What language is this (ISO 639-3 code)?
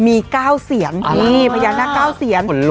tha